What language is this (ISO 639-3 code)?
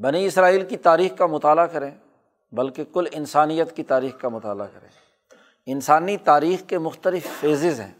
urd